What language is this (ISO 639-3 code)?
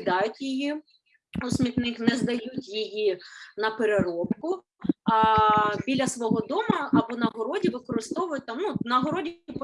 ukr